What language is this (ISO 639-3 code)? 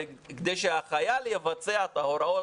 heb